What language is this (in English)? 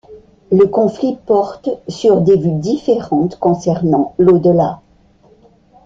French